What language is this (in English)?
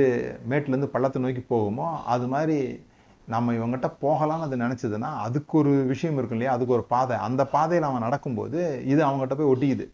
Tamil